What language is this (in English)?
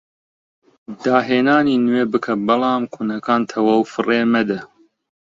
Central Kurdish